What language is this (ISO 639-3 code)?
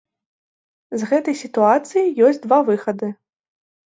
bel